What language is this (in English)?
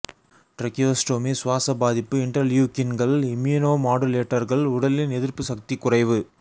Tamil